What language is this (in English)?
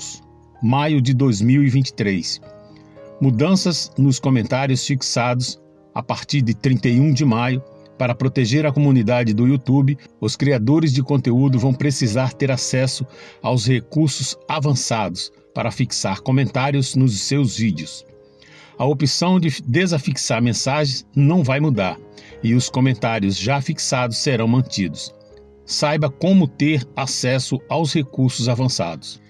Portuguese